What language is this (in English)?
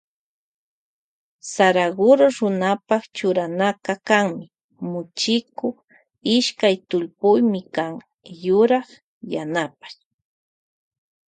Loja Highland Quichua